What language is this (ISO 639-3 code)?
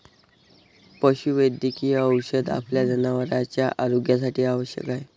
mar